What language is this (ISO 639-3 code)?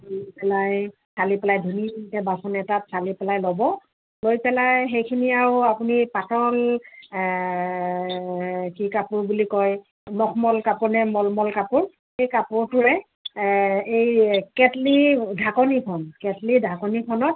asm